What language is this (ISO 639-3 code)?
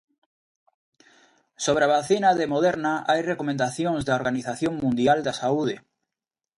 glg